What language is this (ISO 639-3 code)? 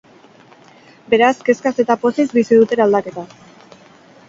eus